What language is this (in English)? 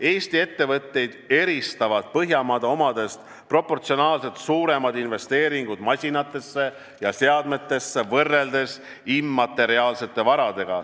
Estonian